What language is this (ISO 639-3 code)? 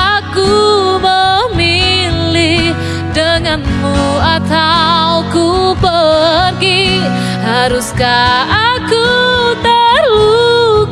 ind